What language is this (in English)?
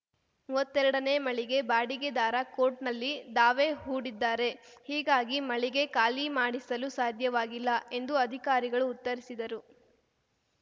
Kannada